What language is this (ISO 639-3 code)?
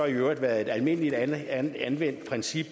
dan